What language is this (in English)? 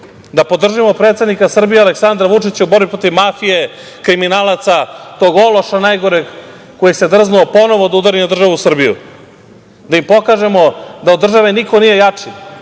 Serbian